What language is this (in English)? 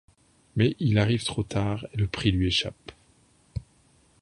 French